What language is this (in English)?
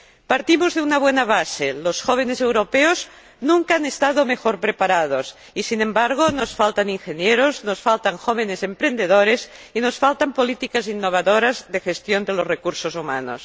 Spanish